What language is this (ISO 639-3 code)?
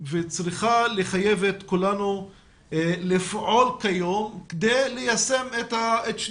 heb